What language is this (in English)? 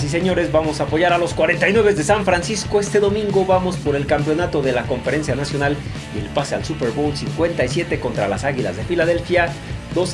Spanish